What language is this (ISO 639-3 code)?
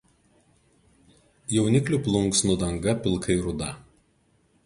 lit